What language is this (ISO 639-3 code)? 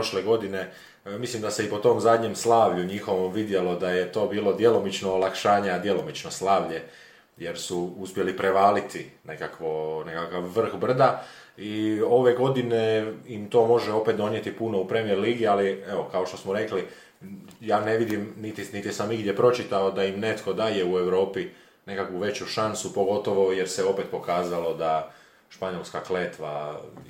hrv